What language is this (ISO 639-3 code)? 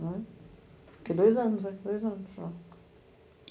por